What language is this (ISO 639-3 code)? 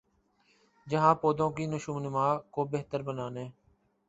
urd